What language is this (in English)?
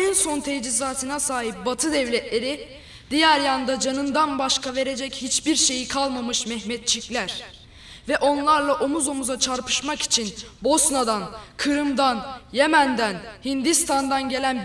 Turkish